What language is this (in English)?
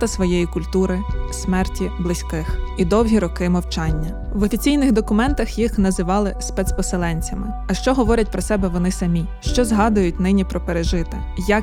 Ukrainian